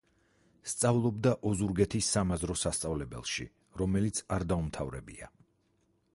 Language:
Georgian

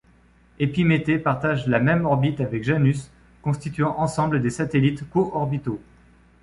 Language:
French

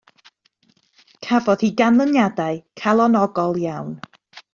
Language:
Welsh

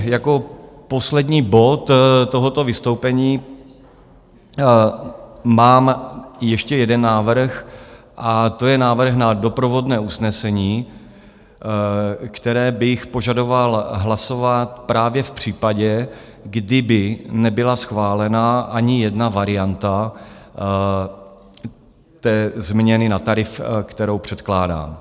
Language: Czech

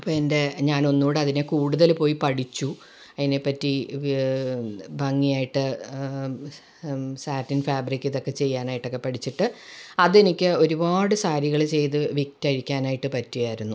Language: Malayalam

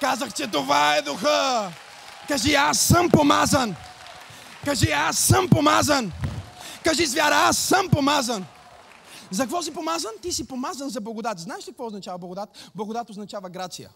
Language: Bulgarian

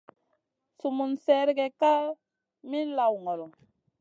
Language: Masana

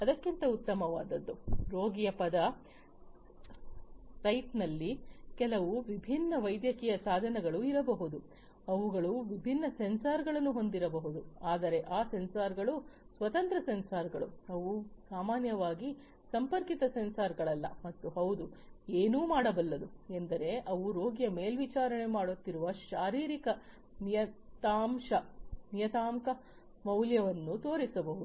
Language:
Kannada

